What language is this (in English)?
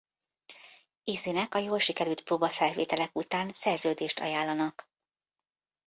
Hungarian